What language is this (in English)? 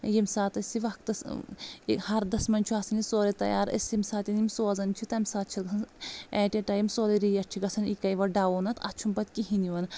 Kashmiri